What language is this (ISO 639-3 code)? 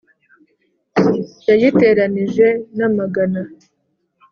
kin